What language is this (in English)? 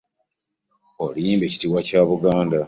Ganda